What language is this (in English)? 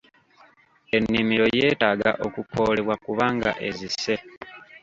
Ganda